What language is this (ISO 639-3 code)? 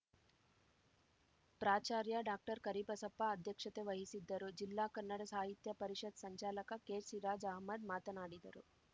kan